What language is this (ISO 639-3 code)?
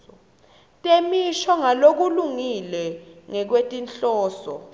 ssw